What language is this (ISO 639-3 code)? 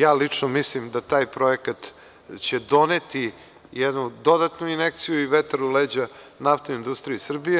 srp